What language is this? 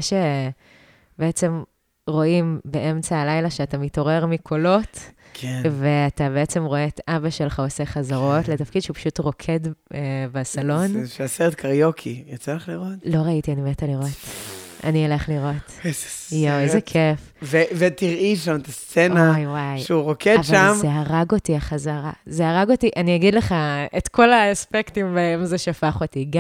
Hebrew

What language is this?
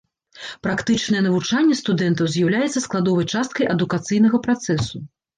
Belarusian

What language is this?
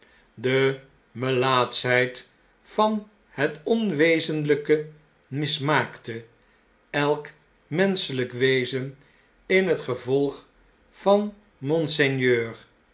Dutch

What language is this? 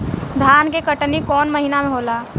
Bhojpuri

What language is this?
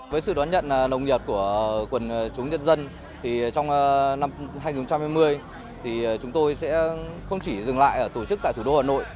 Vietnamese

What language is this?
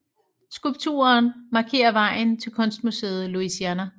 Danish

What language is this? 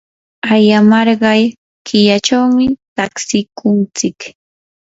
Yanahuanca Pasco Quechua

